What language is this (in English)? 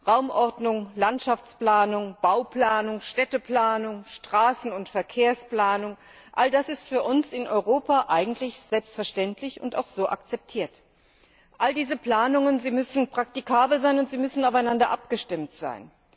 German